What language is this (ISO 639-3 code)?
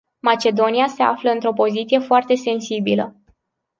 ron